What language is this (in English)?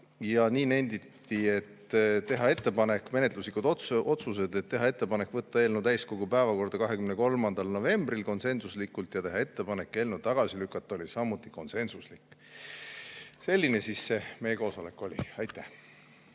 Estonian